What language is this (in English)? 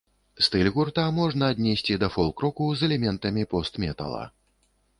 Belarusian